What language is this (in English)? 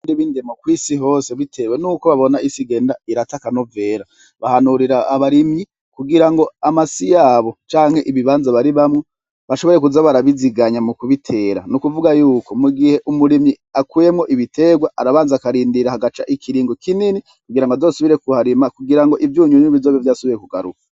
Rundi